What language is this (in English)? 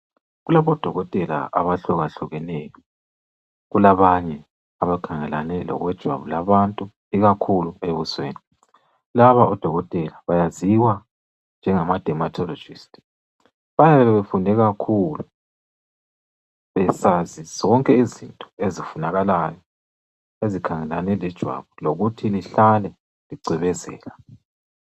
North Ndebele